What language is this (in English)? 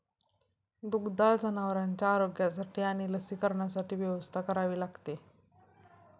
Marathi